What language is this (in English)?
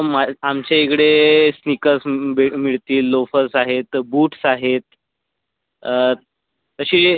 Marathi